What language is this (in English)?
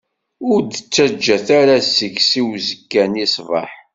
Kabyle